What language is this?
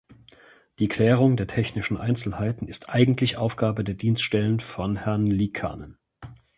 German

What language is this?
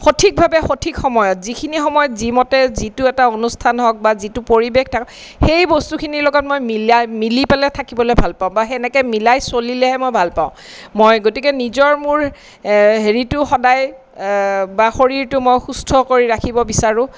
Assamese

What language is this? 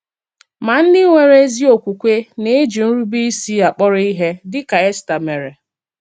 Igbo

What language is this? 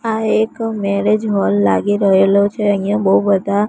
Gujarati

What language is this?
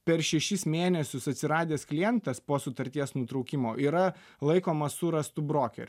Lithuanian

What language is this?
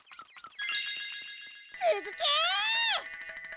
Japanese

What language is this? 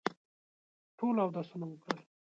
Pashto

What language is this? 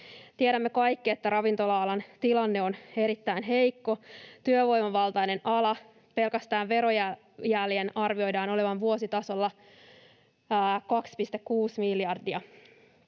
Finnish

